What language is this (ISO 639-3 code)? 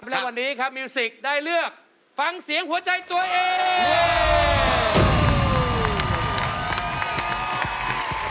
tha